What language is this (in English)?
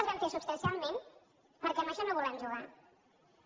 Catalan